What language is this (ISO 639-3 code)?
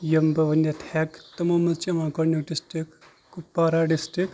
kas